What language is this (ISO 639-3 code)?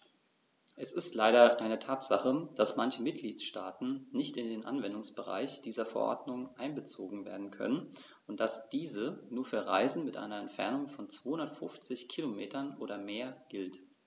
deu